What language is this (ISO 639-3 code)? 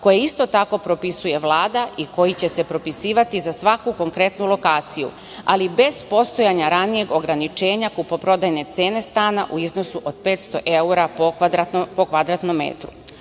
srp